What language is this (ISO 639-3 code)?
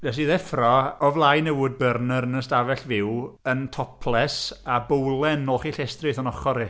cym